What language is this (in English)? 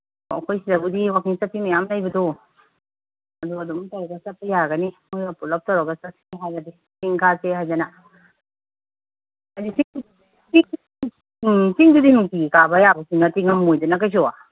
Manipuri